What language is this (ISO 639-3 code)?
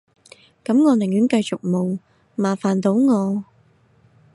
yue